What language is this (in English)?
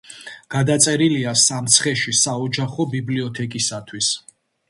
Georgian